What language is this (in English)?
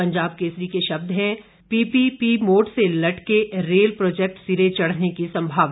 Hindi